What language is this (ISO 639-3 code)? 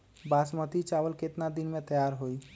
mag